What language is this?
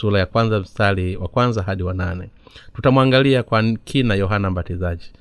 Swahili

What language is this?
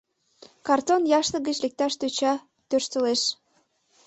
Mari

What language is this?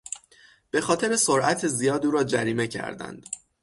Persian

